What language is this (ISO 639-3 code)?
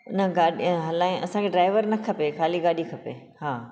snd